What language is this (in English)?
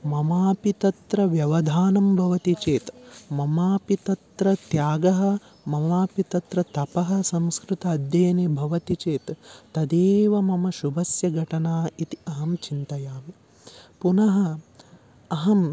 Sanskrit